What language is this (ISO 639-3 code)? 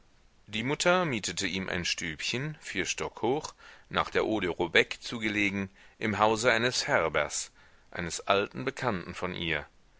deu